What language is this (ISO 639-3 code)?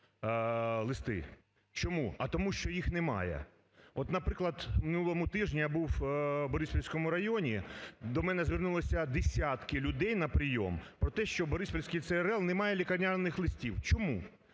ukr